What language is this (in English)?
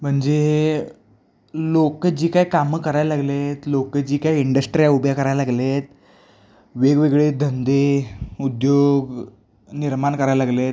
Marathi